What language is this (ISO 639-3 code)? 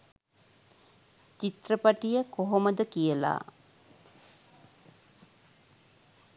sin